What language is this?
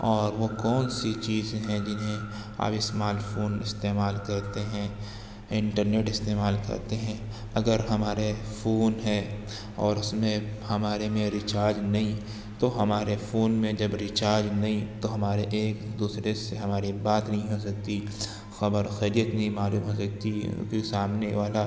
Urdu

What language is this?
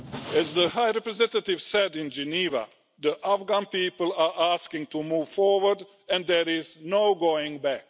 English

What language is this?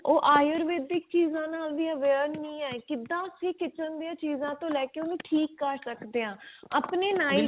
Punjabi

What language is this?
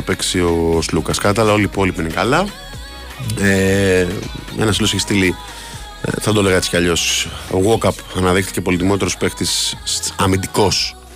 Greek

